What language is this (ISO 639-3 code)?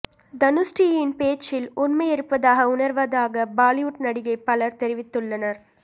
tam